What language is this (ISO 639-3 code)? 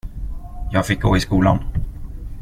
swe